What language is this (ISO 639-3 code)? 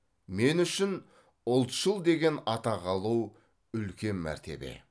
kaz